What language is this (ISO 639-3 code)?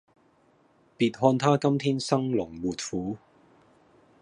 yue